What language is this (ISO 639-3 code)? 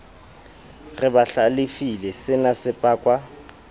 sot